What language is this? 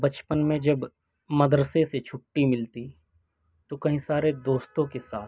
Urdu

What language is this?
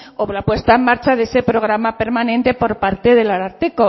Spanish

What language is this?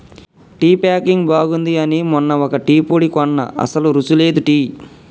Telugu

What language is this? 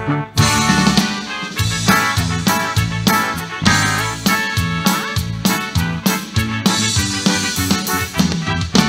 Spanish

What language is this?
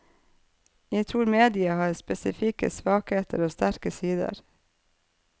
Norwegian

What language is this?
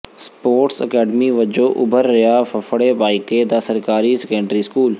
Punjabi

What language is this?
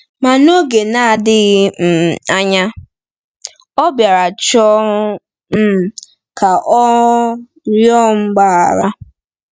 Igbo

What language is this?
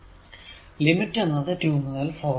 Malayalam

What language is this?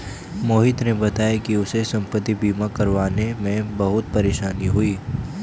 Hindi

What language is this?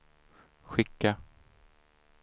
Swedish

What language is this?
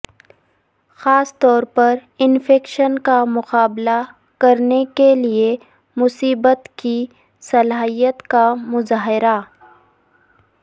Urdu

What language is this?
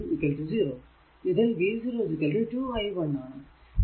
Malayalam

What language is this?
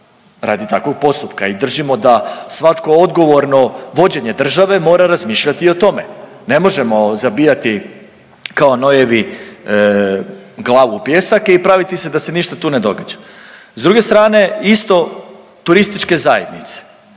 Croatian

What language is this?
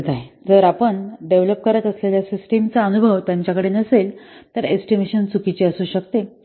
Marathi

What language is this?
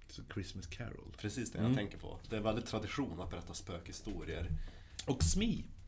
Swedish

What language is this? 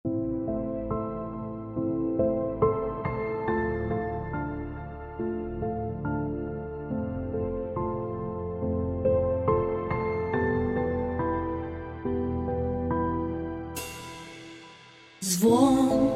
Russian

